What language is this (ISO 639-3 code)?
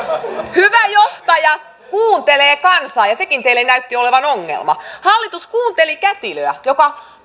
fin